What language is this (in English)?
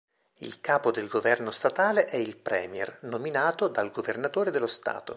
Italian